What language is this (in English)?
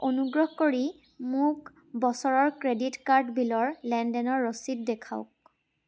Assamese